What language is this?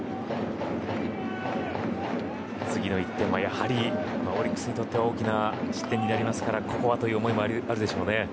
Japanese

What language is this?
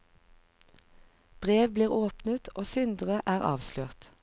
Norwegian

